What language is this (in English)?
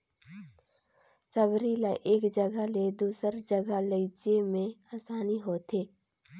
Chhattisgarhi